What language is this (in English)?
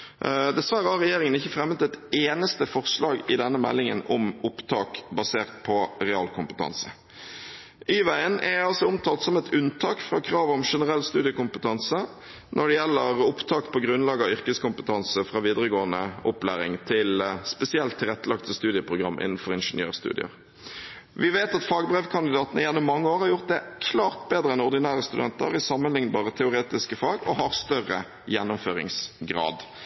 Norwegian Bokmål